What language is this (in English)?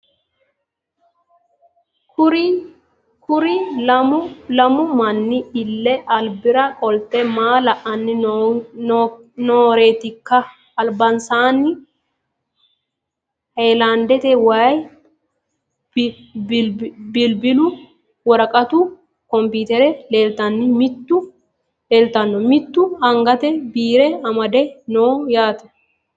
Sidamo